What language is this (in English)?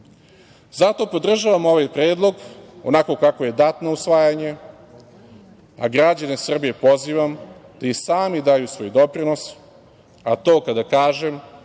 Serbian